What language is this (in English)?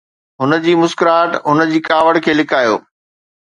Sindhi